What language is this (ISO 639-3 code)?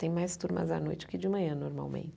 por